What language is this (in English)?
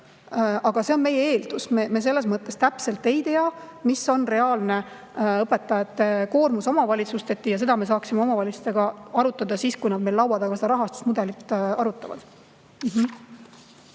Estonian